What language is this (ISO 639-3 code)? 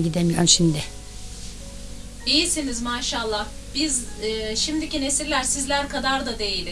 tur